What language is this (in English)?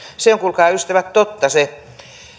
Finnish